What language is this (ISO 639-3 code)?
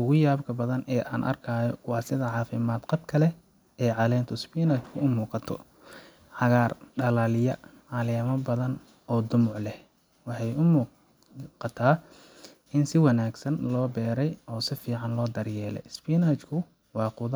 som